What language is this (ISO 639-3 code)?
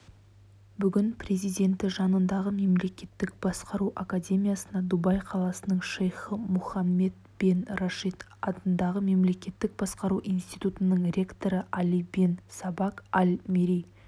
kaz